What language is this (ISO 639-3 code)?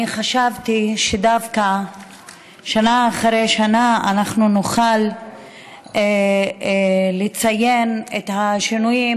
heb